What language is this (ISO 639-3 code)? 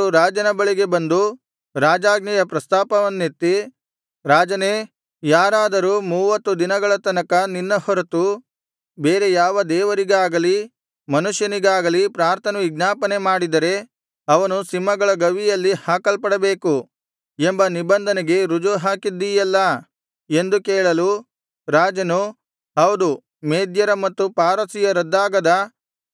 kan